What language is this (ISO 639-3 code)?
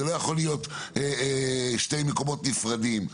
heb